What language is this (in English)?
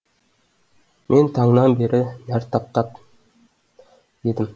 Kazakh